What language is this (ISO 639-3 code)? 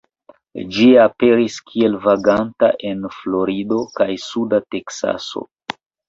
epo